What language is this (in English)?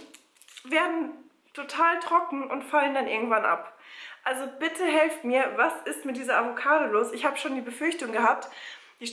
German